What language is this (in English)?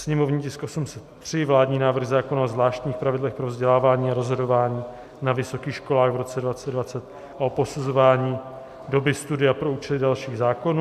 Czech